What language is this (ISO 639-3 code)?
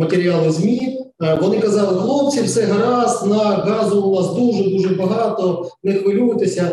ukr